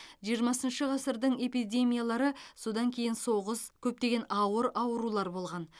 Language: Kazakh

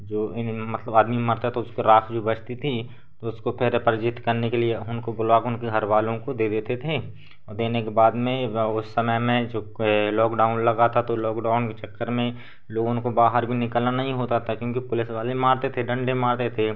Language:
Hindi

